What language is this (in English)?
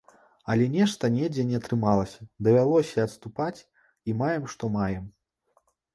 Belarusian